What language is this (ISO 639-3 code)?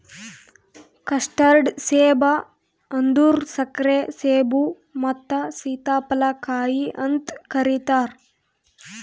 kan